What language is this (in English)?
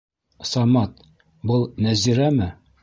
Bashkir